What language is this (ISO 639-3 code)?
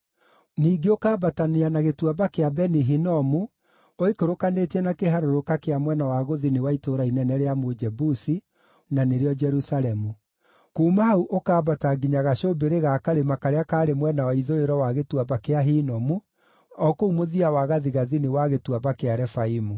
kik